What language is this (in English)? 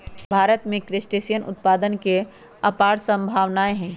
Magahi